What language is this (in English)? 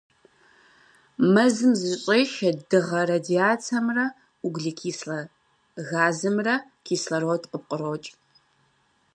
Kabardian